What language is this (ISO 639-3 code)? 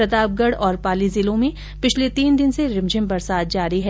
hin